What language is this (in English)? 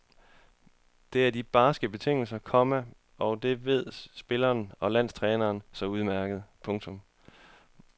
Danish